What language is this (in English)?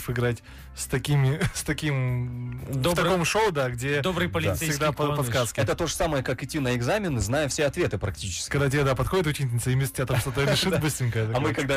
Russian